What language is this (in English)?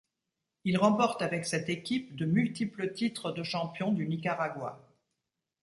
French